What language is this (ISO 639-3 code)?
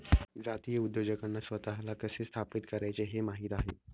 mar